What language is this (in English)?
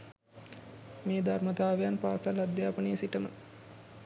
Sinhala